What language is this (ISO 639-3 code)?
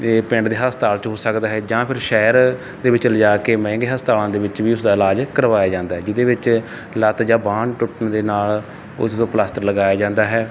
pan